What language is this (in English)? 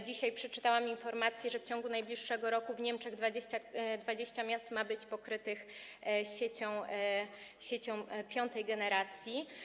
Polish